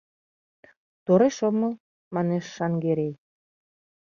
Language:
Mari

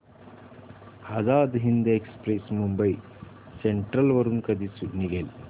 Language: Marathi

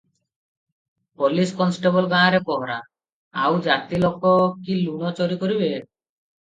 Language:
Odia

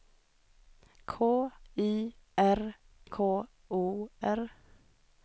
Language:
Swedish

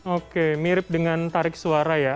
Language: Indonesian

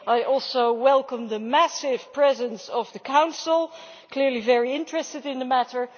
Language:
English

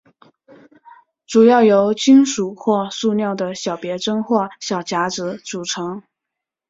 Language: Chinese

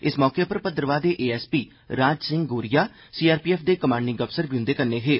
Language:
Dogri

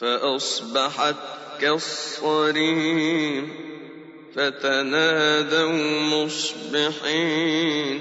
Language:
Arabic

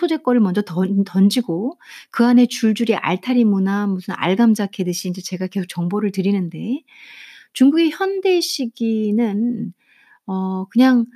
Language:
Korean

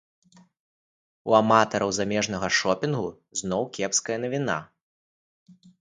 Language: Belarusian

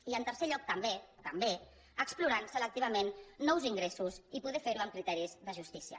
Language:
Catalan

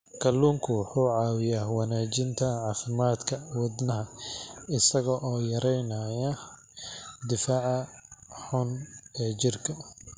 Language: Somali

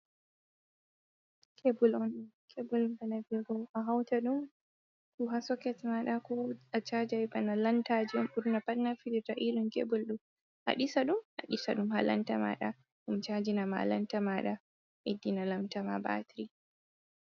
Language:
Fula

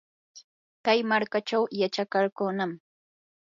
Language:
Yanahuanca Pasco Quechua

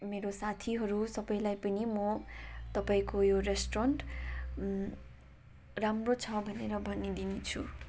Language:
Nepali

